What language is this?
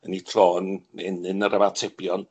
Welsh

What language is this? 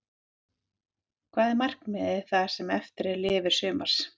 Icelandic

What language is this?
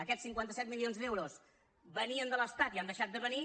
Catalan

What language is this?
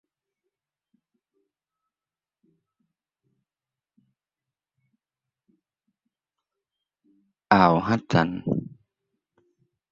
Thai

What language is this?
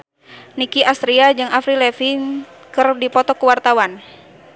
Sundanese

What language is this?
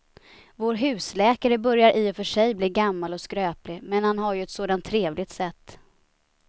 Swedish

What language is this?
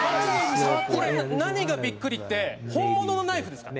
Japanese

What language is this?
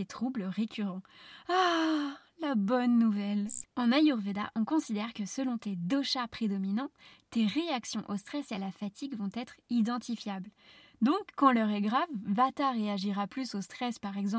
French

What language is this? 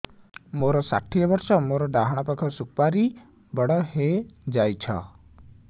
Odia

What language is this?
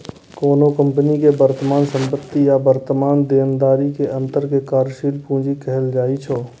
Maithili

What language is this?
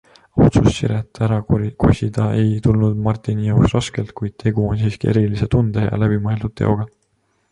Estonian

